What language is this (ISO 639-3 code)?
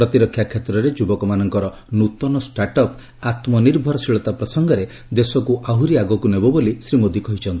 ori